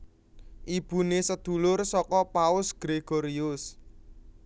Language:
Javanese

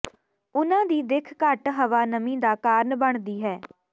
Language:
Punjabi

